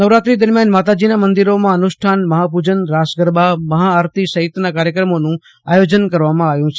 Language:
Gujarati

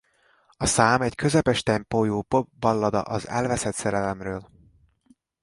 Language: Hungarian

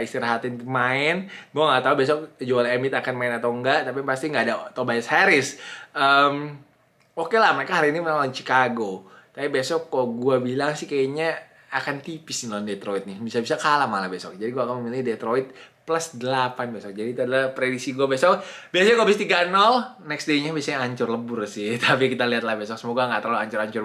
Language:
Indonesian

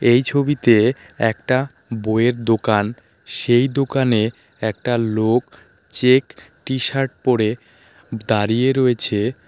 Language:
Bangla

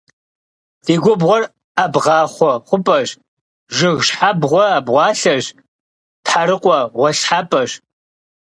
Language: Kabardian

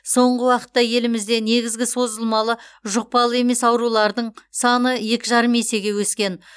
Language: Kazakh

